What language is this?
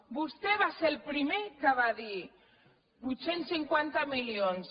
Catalan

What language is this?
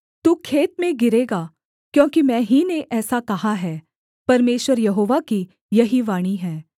Hindi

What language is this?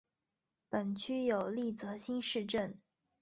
Chinese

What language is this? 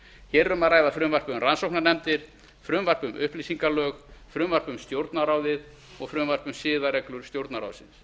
Icelandic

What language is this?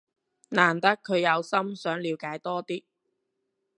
Cantonese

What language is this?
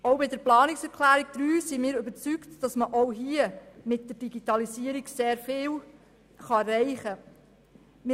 Swiss German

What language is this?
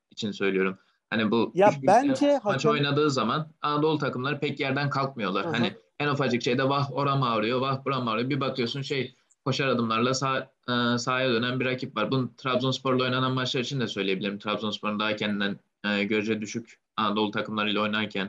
Turkish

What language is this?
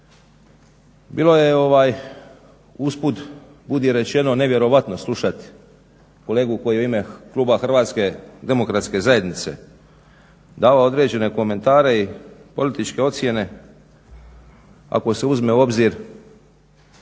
Croatian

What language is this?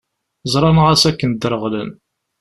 Kabyle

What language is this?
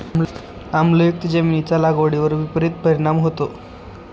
Marathi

